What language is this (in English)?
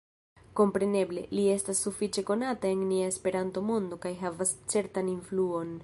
Esperanto